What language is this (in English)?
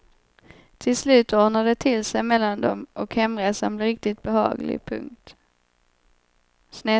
Swedish